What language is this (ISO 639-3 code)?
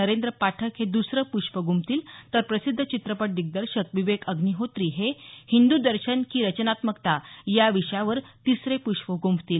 mar